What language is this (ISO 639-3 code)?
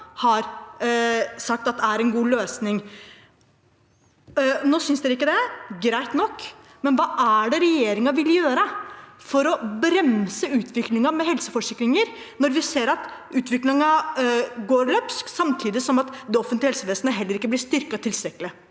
nor